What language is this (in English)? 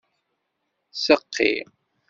Kabyle